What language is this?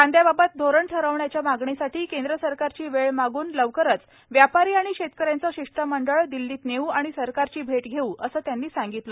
Marathi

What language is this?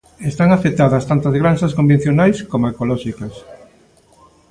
Galician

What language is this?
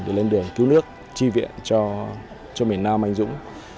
Vietnamese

